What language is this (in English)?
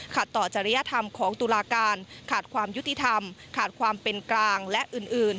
Thai